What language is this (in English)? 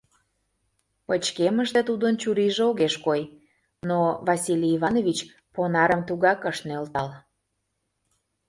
Mari